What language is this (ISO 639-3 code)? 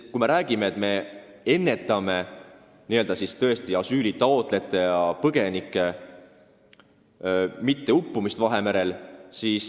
est